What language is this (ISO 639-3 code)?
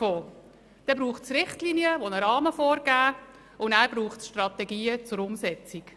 gsw